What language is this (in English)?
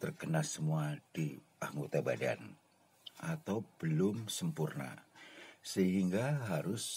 Indonesian